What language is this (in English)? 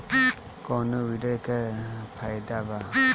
Bhojpuri